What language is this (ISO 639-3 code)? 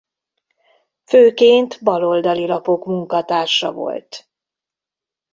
hun